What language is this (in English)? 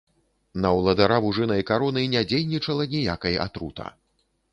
Belarusian